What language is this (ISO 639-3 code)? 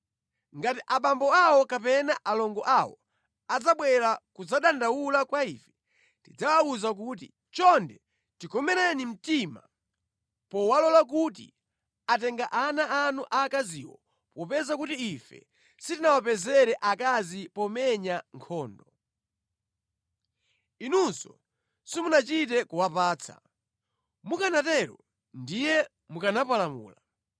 nya